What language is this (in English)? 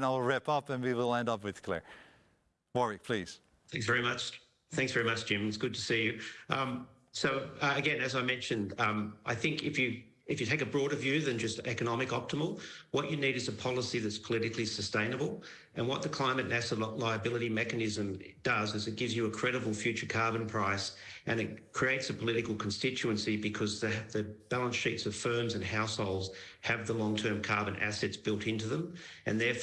English